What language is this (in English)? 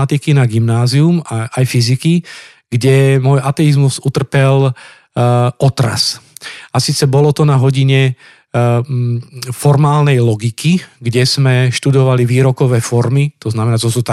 Slovak